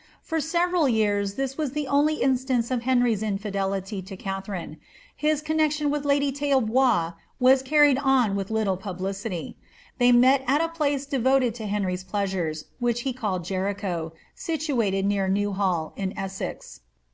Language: English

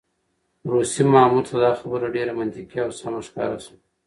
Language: Pashto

